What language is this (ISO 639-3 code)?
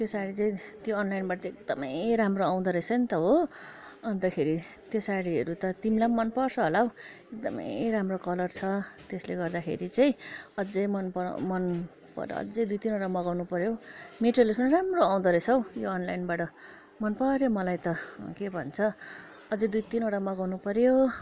nep